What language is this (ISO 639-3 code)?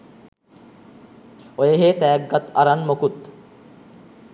sin